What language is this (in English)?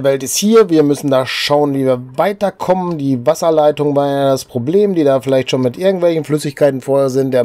German